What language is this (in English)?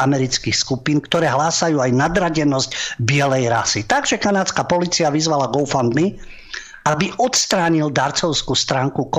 Slovak